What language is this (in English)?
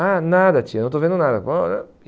Portuguese